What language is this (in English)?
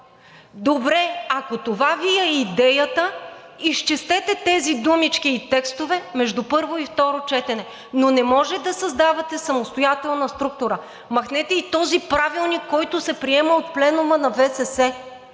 Bulgarian